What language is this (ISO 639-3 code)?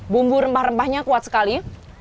ind